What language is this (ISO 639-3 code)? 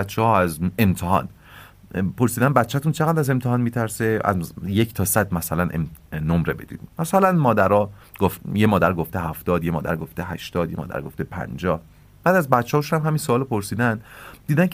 fas